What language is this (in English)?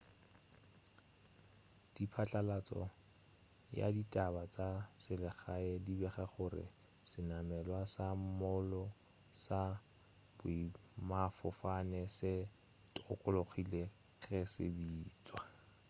Northern Sotho